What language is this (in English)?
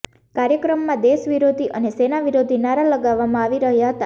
Gujarati